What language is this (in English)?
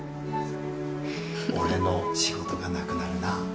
Japanese